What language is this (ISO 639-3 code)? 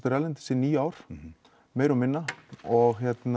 isl